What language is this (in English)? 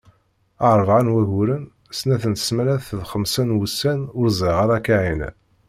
Kabyle